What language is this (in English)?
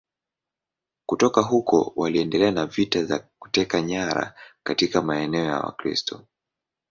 Swahili